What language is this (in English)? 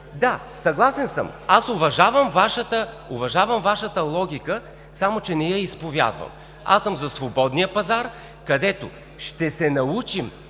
Bulgarian